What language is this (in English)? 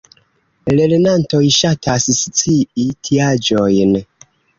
Esperanto